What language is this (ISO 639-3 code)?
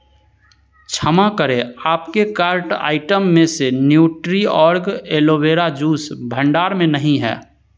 hin